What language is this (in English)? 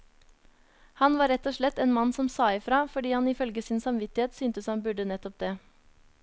Norwegian